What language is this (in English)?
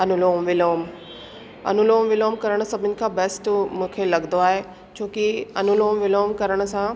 Sindhi